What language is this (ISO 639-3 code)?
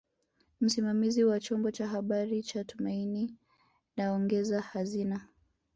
swa